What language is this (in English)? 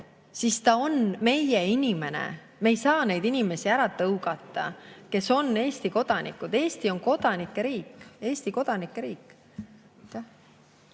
Estonian